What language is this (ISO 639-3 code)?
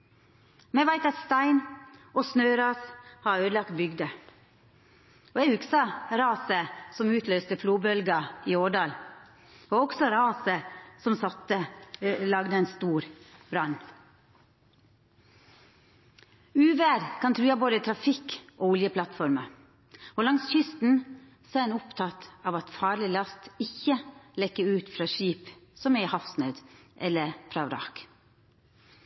nno